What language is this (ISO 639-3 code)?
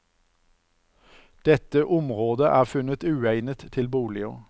nor